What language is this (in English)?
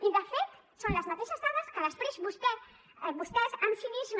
Catalan